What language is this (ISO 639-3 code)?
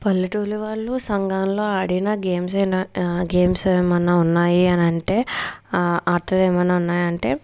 tel